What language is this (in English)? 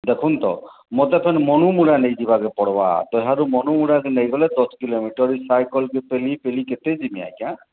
Odia